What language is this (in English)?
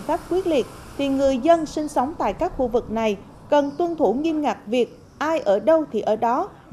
Vietnamese